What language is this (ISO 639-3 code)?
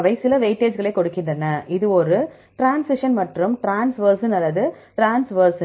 tam